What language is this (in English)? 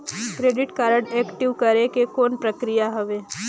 Chhattisgarhi